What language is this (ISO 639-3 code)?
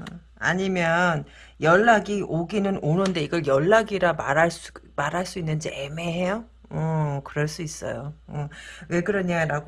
kor